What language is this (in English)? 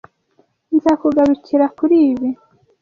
Kinyarwanda